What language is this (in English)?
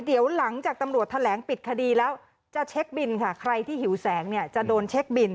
Thai